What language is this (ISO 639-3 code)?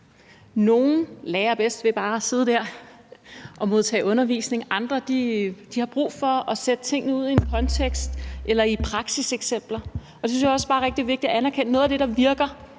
dan